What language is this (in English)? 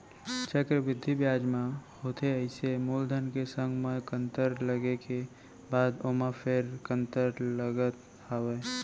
Chhattisgarhi